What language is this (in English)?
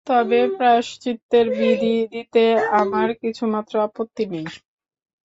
Bangla